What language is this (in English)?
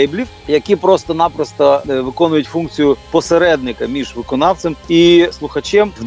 Ukrainian